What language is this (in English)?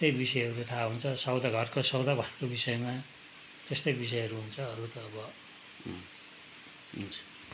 Nepali